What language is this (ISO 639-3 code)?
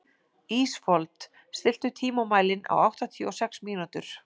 isl